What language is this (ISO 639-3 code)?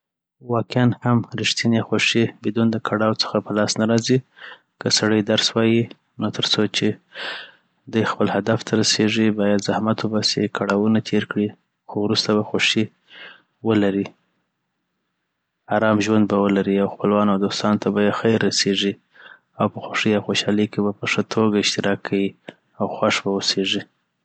pbt